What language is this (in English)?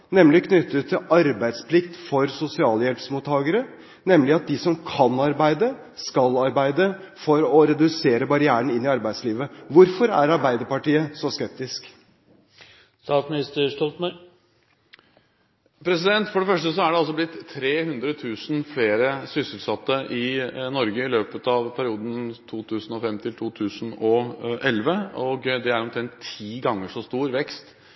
Norwegian Bokmål